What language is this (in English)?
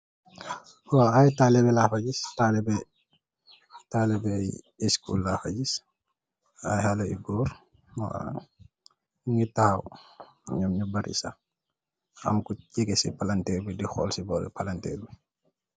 Wolof